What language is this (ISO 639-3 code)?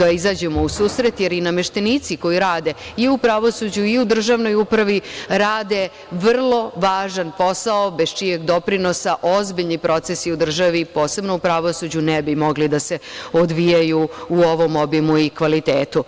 srp